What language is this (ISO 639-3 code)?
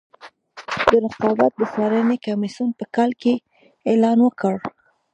pus